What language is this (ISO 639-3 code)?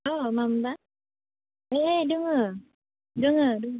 brx